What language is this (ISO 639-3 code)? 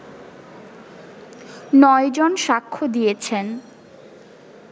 ben